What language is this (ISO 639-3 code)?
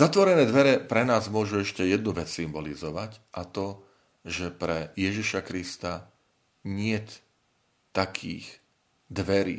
slk